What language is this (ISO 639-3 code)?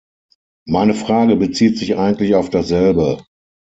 deu